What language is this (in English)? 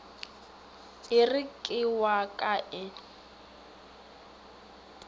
Northern Sotho